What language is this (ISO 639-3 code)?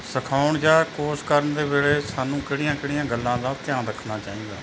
pan